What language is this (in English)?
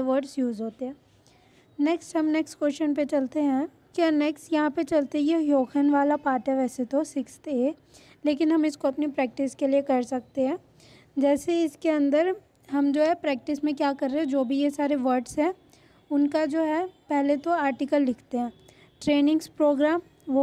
Hindi